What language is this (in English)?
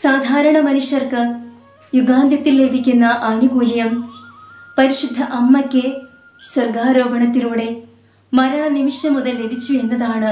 Malayalam